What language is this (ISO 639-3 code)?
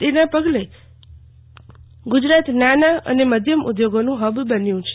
guj